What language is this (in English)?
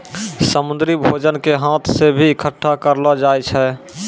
Maithili